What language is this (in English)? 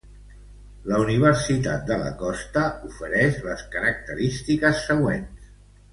Catalan